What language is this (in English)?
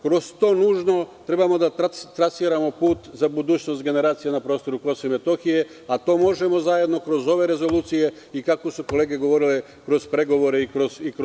Serbian